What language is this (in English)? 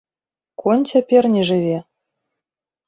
Belarusian